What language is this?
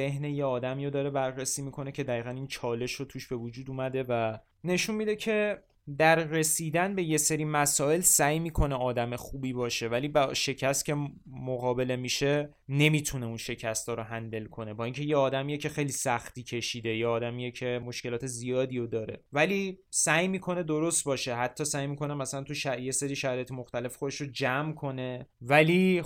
Persian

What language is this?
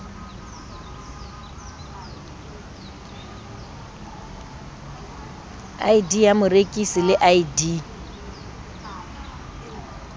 Southern Sotho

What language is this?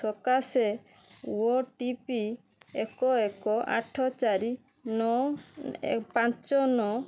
Odia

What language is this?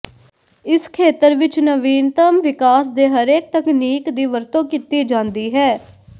Punjabi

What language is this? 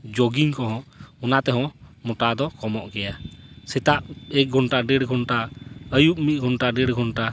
Santali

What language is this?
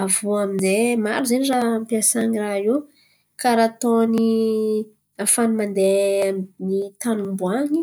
Antankarana Malagasy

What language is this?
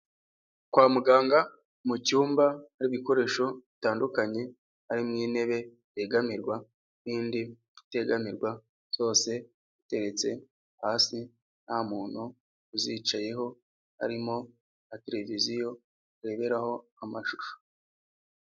Kinyarwanda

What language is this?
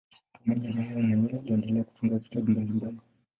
Swahili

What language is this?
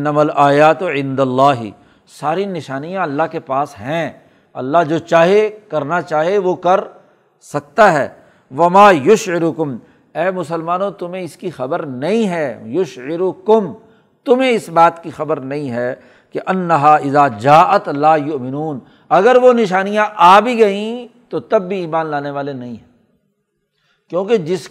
Urdu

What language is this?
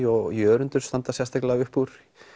Icelandic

